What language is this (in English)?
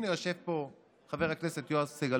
Hebrew